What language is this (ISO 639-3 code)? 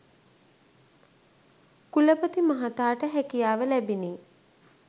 sin